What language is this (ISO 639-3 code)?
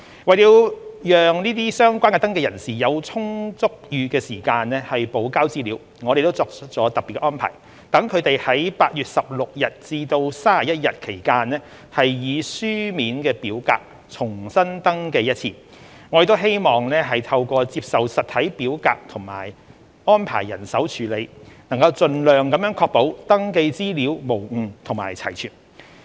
yue